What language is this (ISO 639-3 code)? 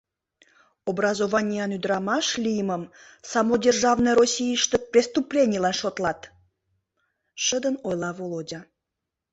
chm